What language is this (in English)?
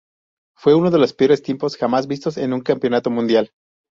Spanish